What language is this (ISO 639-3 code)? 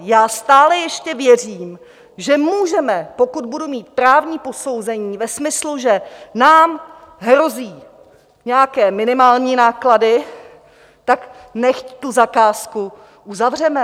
ces